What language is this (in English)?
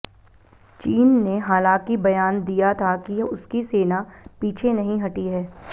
Hindi